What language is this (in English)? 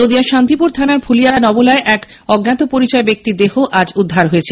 Bangla